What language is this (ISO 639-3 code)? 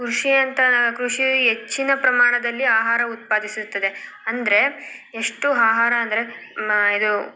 kan